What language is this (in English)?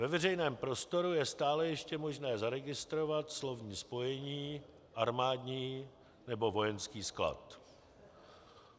Czech